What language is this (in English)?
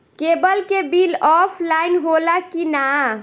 Bhojpuri